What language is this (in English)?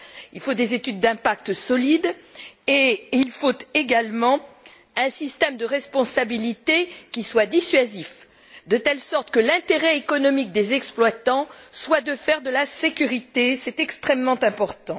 French